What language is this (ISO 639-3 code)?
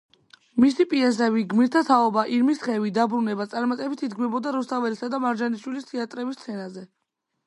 kat